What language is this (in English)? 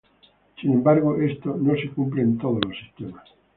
Spanish